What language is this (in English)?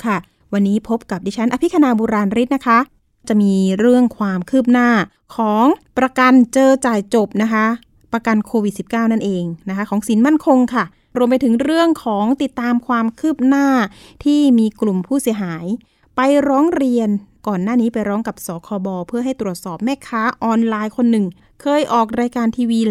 Thai